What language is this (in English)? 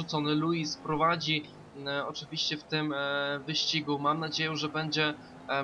Polish